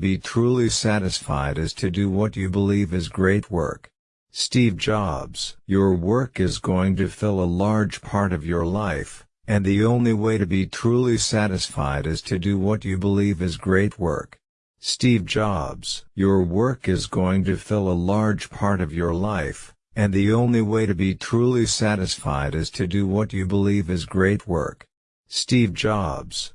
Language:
English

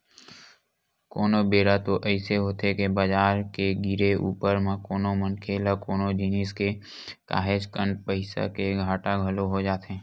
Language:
Chhattisgarhi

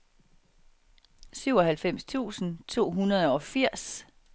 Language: Danish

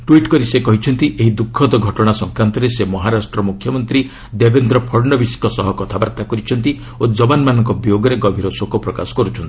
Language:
Odia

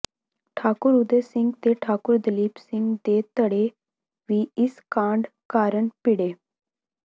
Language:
Punjabi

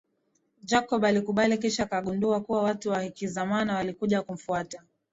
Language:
Swahili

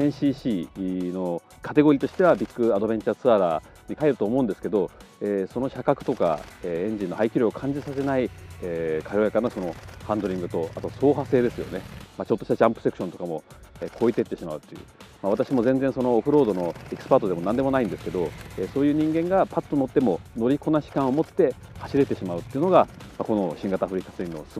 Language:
Japanese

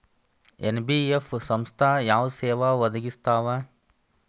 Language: Kannada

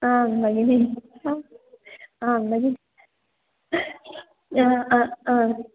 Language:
Sanskrit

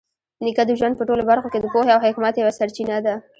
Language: Pashto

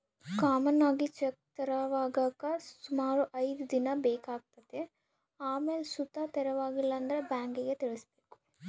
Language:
Kannada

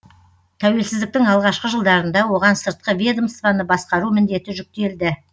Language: Kazakh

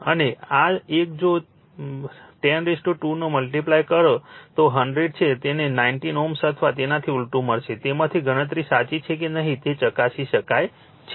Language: Gujarati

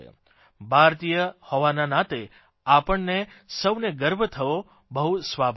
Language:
Gujarati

